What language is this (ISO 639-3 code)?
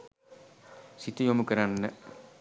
sin